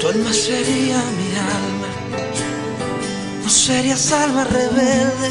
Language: Spanish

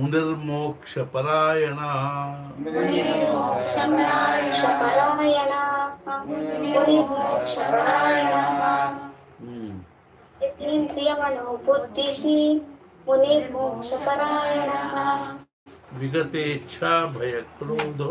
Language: Kannada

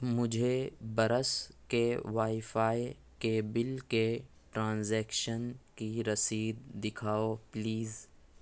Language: Urdu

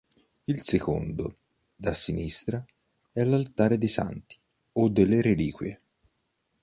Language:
Italian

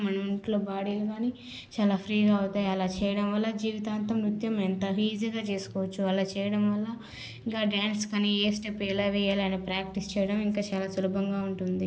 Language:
Telugu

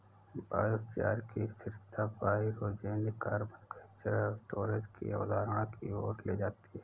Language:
Hindi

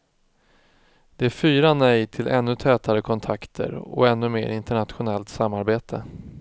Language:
Swedish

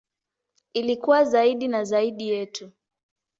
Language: Swahili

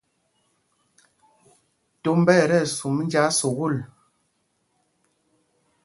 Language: Mpumpong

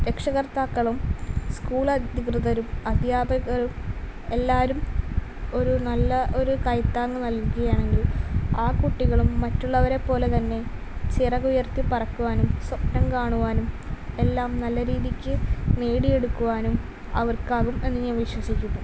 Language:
Malayalam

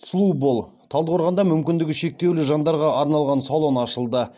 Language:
Kazakh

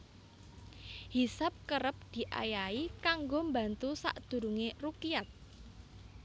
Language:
Javanese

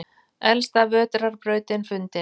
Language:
Icelandic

